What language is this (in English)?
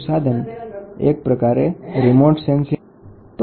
Gujarati